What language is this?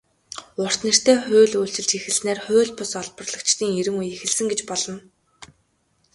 Mongolian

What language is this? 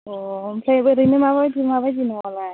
Bodo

